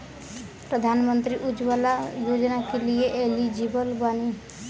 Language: Bhojpuri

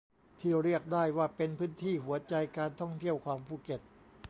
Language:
Thai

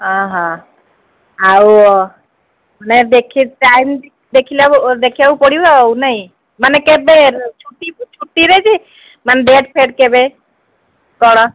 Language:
Odia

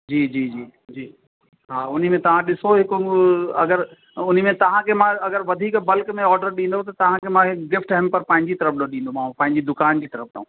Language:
Sindhi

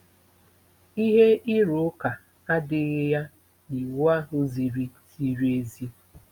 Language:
Igbo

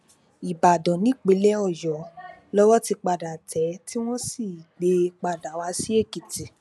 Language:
Yoruba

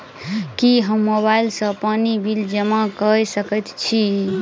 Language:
Maithili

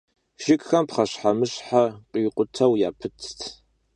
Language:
Kabardian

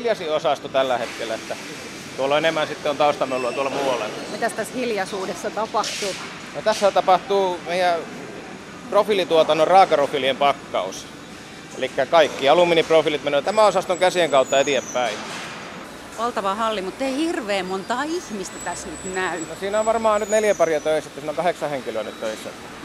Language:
Finnish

